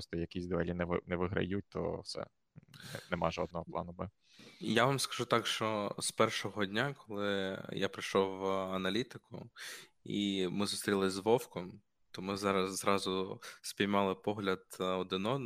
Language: Ukrainian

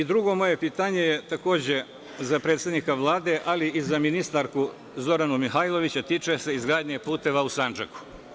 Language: Serbian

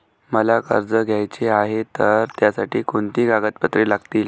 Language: Marathi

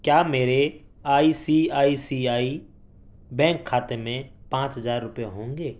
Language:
Urdu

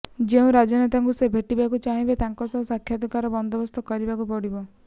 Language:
Odia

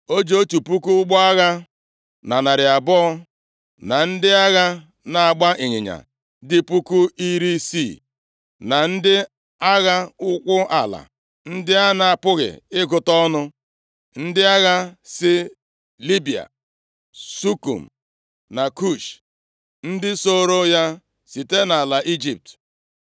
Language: Igbo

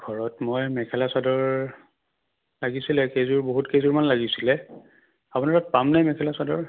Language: Assamese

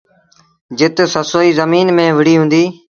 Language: Sindhi Bhil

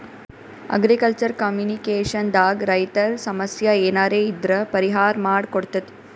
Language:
Kannada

